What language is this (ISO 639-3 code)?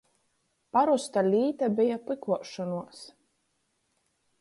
ltg